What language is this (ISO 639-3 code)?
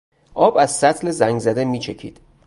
fas